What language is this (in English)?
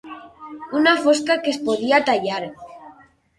Catalan